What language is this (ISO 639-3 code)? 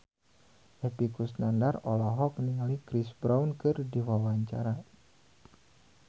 sun